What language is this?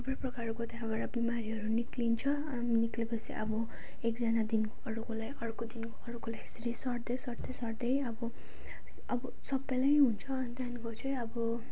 Nepali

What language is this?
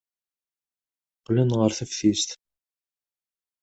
Kabyle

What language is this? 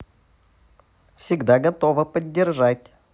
Russian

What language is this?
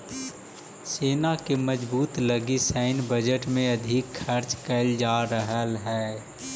Magahi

